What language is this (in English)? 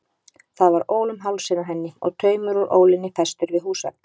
Icelandic